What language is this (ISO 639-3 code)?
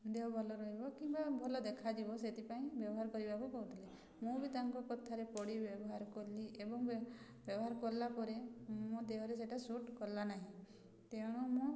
ori